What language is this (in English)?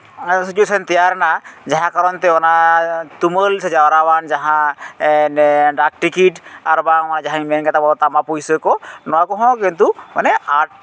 Santali